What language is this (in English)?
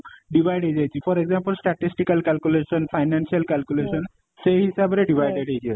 Odia